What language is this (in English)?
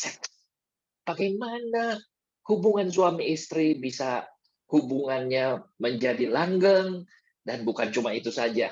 Indonesian